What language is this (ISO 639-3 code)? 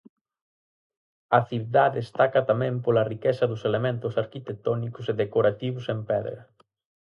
glg